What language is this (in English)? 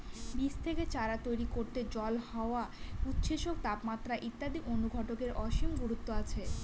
Bangla